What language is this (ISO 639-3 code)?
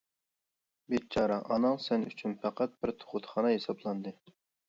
uig